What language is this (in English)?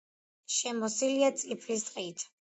Georgian